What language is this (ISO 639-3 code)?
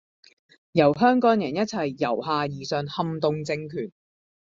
yue